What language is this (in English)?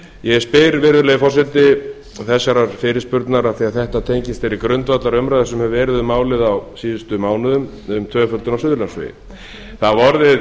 Icelandic